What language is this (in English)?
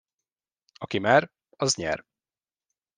Hungarian